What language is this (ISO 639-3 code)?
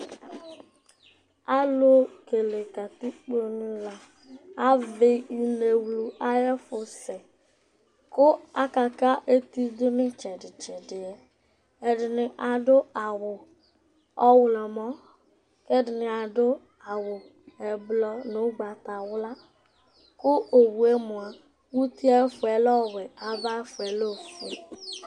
kpo